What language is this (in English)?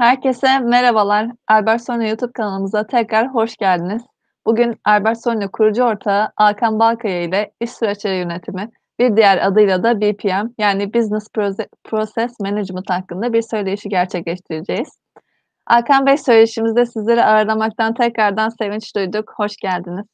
Turkish